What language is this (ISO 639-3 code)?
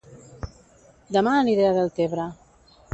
cat